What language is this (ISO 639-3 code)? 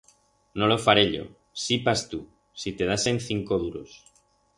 arg